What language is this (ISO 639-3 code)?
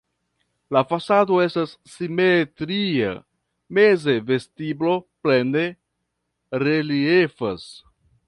epo